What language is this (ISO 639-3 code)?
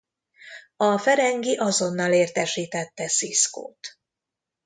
hun